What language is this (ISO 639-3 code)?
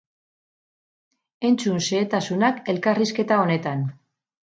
eus